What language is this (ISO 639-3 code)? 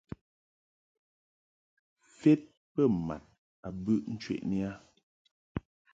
mhk